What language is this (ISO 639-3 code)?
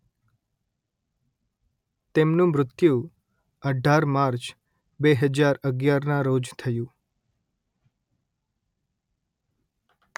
guj